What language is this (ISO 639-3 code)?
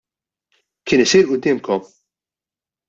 mlt